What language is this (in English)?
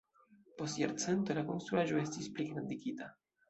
Esperanto